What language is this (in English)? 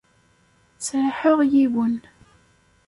Kabyle